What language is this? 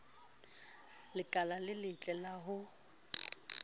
Southern Sotho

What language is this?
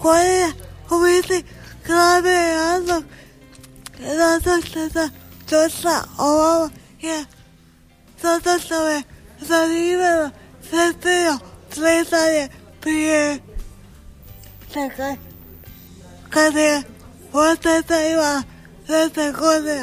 Croatian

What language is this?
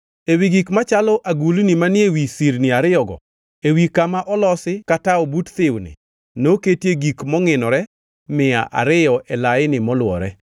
Luo (Kenya and Tanzania)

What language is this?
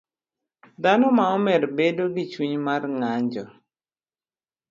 Luo (Kenya and Tanzania)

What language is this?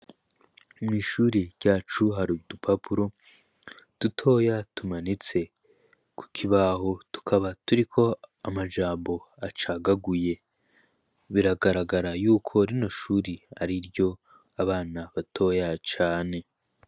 Rundi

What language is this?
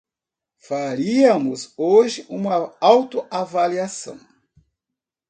Portuguese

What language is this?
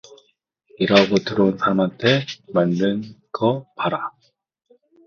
Korean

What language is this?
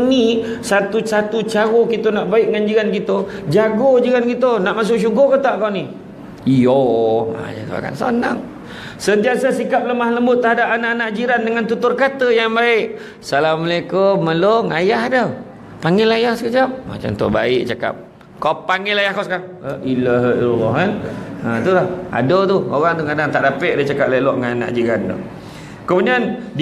Malay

